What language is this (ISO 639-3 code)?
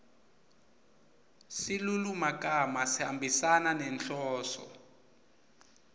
ssw